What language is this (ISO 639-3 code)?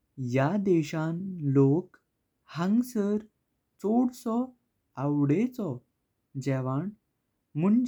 kok